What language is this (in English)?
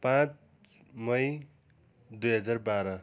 Nepali